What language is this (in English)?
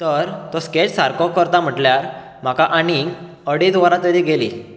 Konkani